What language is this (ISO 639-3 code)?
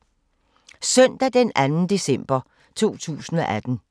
dan